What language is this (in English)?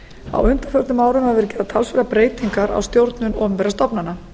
Icelandic